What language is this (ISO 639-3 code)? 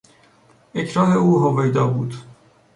fas